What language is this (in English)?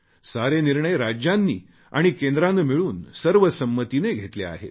Marathi